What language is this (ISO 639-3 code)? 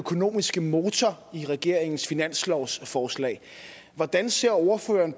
dan